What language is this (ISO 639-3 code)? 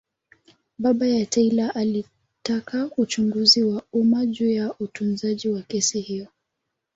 swa